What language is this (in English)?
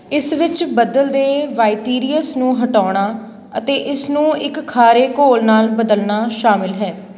Punjabi